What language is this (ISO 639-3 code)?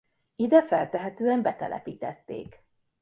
hun